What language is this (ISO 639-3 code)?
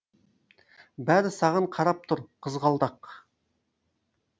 kaz